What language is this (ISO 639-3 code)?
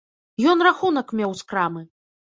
bel